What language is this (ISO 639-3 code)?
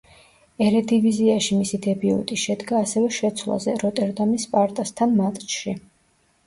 kat